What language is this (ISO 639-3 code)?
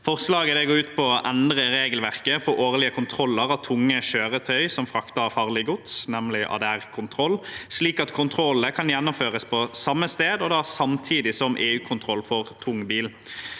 nor